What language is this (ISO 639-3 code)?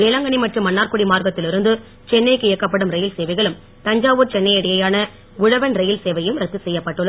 tam